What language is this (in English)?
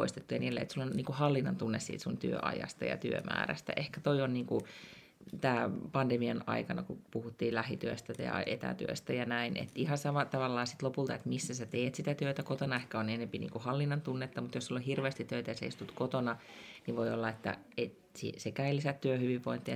Finnish